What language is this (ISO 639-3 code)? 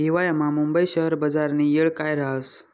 mar